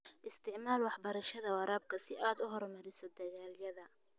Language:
Somali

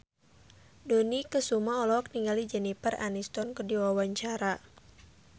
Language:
Sundanese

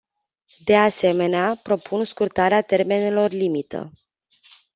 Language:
Romanian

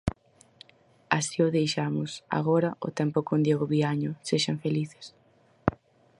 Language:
Galician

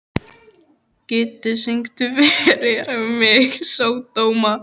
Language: Icelandic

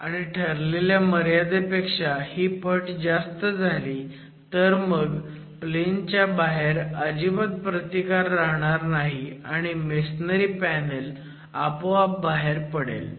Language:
Marathi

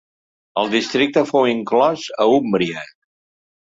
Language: Catalan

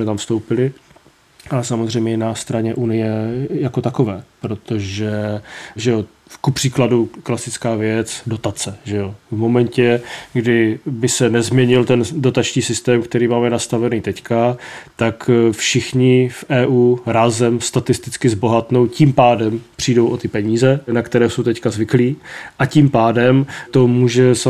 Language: Czech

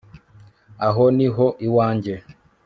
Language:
Kinyarwanda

